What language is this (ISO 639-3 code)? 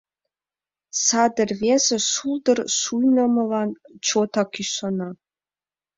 chm